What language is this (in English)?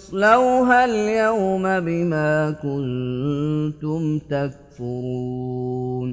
Arabic